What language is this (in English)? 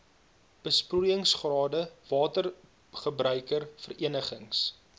Afrikaans